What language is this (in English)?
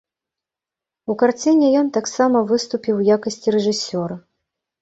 Belarusian